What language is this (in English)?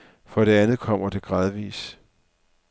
Danish